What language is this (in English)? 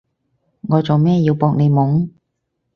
Cantonese